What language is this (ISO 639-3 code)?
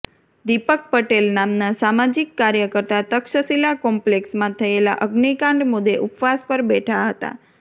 guj